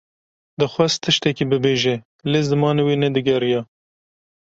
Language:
Kurdish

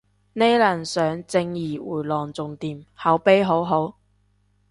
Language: Cantonese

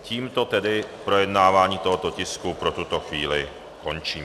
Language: Czech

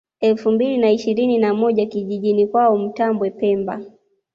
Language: Swahili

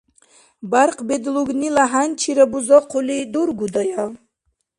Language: Dargwa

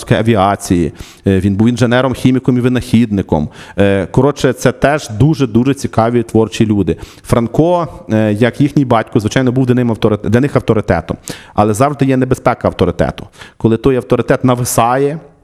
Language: Ukrainian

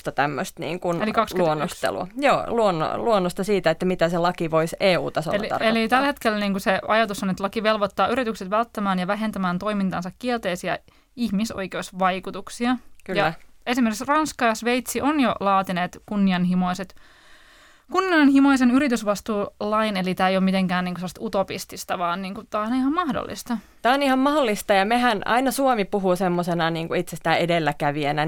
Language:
Finnish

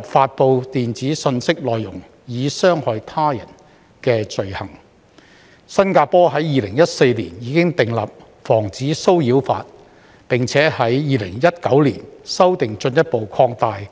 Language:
Cantonese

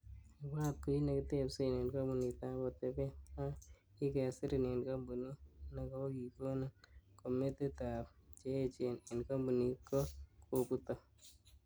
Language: Kalenjin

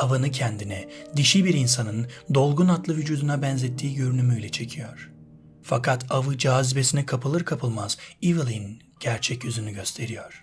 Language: Turkish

